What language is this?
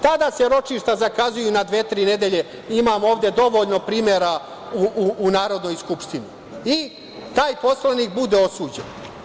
Serbian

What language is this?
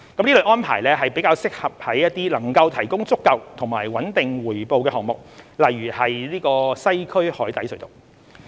Cantonese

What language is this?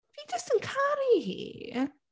Welsh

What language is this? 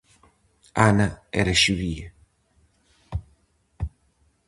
Galician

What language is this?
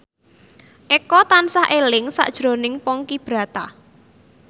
Javanese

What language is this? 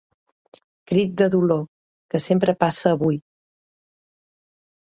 Catalan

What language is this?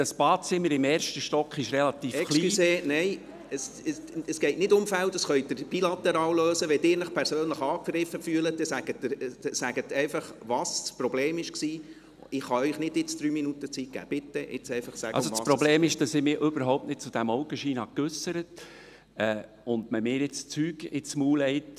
Swiss German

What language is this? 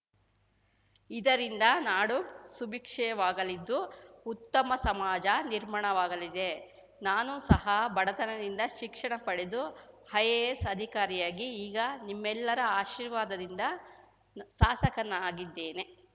Kannada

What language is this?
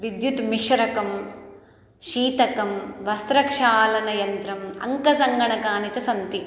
Sanskrit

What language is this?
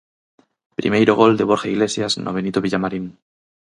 Galician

